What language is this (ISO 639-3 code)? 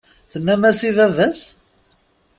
kab